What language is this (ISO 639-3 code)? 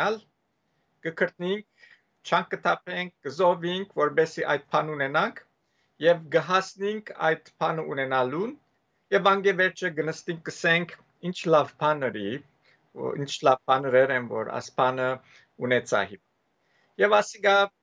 ron